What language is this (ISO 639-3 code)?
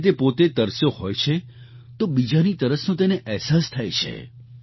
guj